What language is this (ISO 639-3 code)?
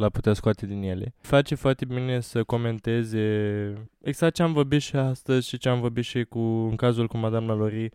ron